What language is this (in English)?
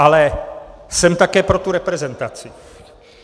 Czech